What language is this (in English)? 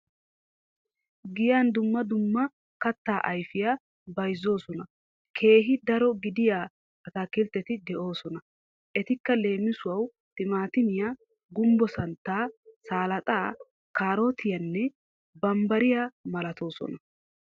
Wolaytta